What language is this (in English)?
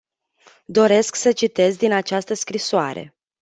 Romanian